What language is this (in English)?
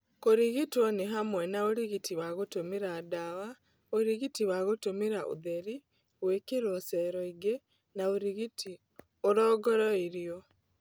Kikuyu